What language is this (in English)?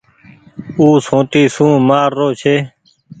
Goaria